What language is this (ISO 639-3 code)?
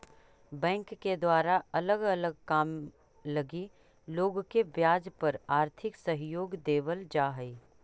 mag